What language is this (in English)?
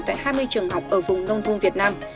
Vietnamese